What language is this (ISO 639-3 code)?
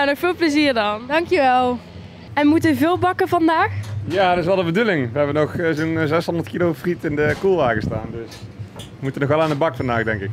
nld